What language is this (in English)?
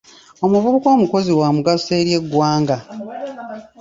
Ganda